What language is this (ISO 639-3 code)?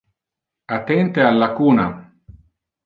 ina